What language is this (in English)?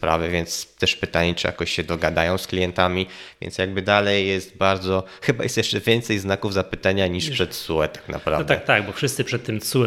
Polish